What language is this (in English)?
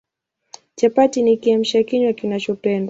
Swahili